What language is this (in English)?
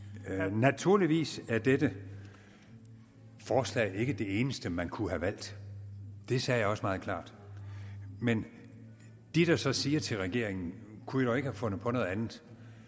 Danish